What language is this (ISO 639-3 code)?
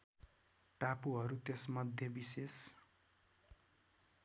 nep